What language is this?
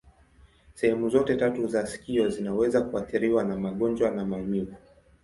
Swahili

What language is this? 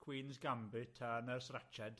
Welsh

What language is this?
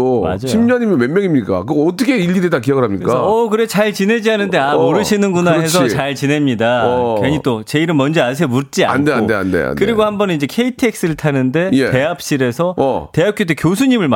Korean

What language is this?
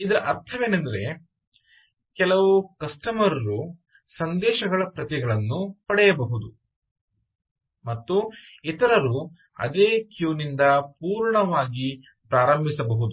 Kannada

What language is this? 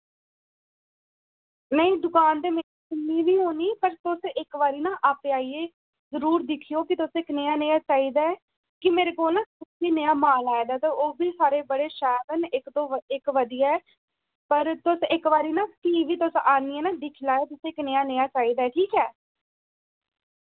Dogri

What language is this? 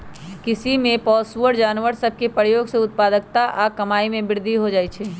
Magahi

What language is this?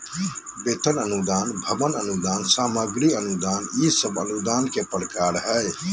Magahi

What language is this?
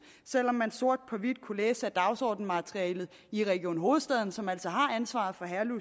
Danish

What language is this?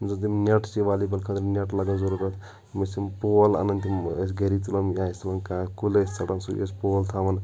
Kashmiri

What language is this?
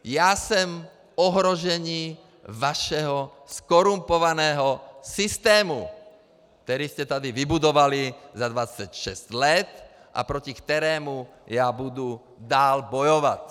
Czech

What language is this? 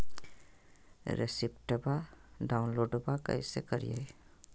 Magahi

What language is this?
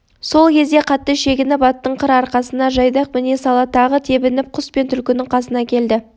Kazakh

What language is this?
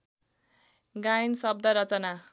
Nepali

